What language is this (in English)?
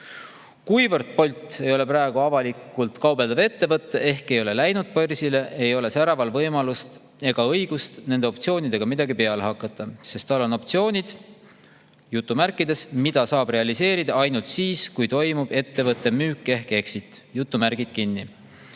Estonian